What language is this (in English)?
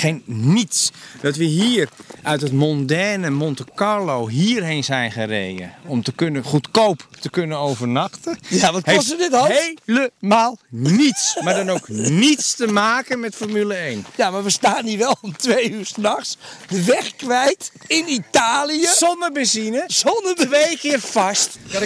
Dutch